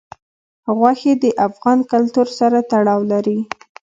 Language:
Pashto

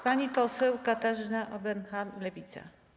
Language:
Polish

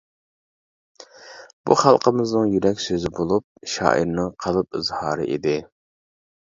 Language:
Uyghur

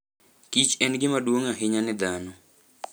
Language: Luo (Kenya and Tanzania)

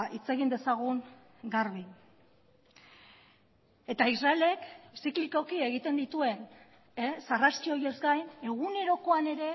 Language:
Basque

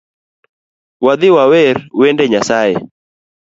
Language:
Luo (Kenya and Tanzania)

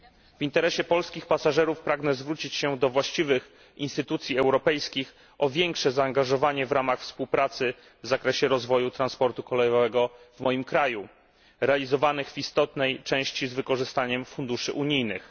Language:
Polish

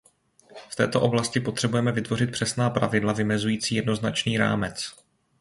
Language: Czech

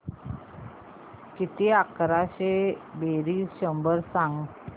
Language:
Marathi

